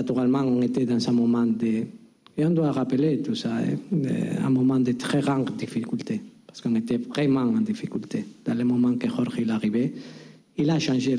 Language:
French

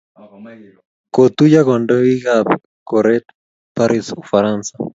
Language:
Kalenjin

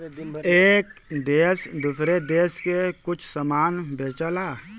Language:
Bhojpuri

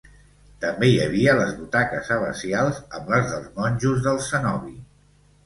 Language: Catalan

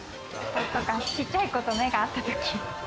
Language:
Japanese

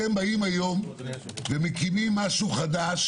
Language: Hebrew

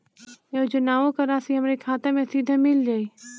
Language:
Bhojpuri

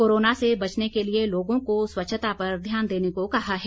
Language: Hindi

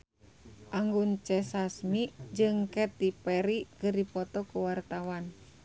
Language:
Sundanese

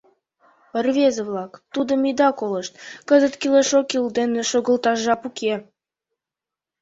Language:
Mari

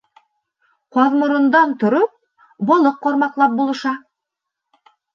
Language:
Bashkir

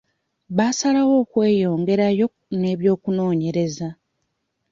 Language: Ganda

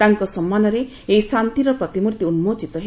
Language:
Odia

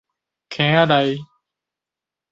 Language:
Min Nan Chinese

